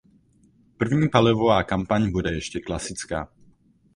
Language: Czech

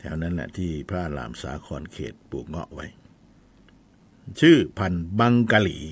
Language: Thai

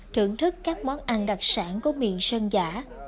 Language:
Vietnamese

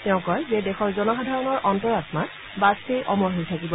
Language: Assamese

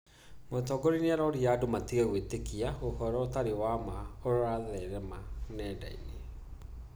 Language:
Kikuyu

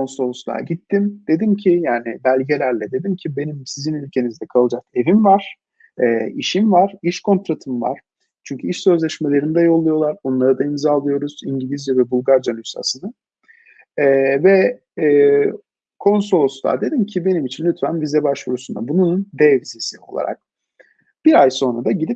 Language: Turkish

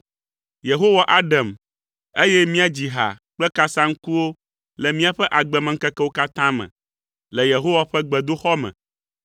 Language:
Ewe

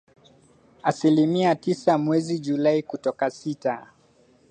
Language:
Swahili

